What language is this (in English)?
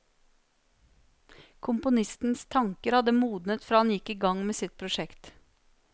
Norwegian